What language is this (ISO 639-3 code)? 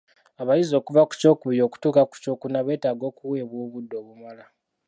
lug